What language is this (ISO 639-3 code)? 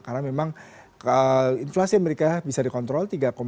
ind